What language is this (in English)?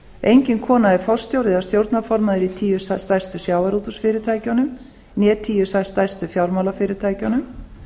Icelandic